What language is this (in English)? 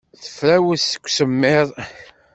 Kabyle